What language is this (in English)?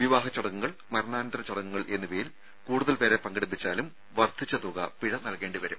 Malayalam